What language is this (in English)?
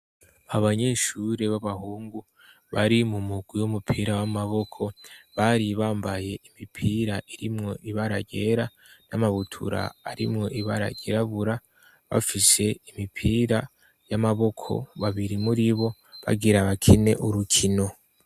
Rundi